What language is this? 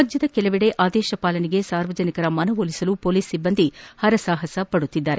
Kannada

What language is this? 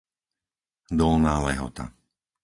Slovak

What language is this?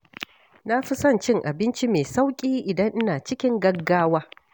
Hausa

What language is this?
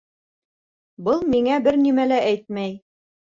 Bashkir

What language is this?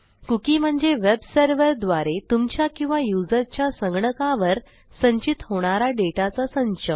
Marathi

